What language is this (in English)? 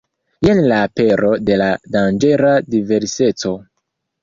Esperanto